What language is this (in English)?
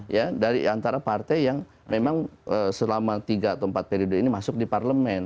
Indonesian